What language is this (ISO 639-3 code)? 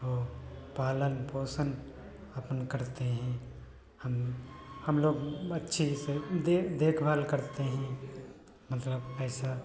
hin